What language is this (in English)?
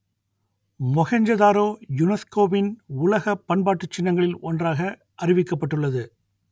Tamil